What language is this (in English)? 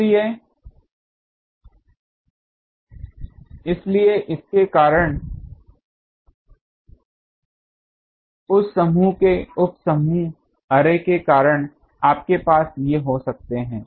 Hindi